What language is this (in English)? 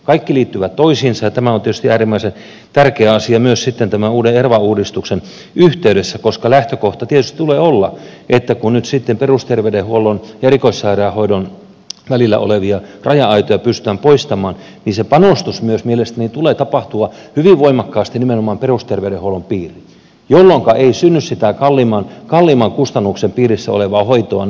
Finnish